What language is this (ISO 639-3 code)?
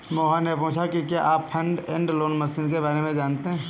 hin